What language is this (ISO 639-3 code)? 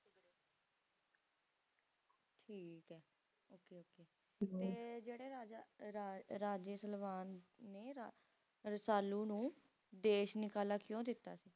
pan